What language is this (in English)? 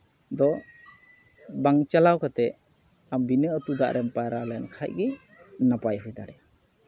Santali